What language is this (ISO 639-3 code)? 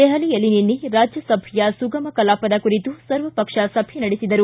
kan